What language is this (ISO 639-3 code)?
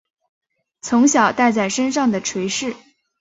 zho